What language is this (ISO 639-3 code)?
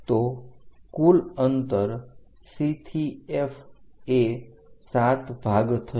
guj